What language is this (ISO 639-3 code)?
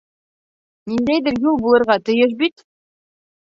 bak